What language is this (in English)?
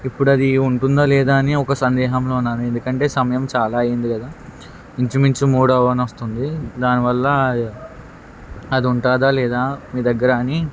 Telugu